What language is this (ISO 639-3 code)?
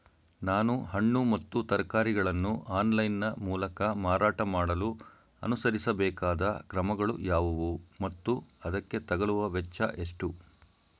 kan